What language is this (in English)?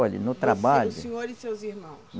Portuguese